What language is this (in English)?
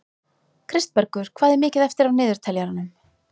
Icelandic